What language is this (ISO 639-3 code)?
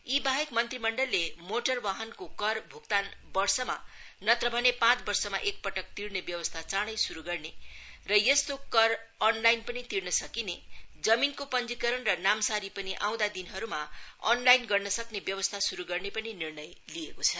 nep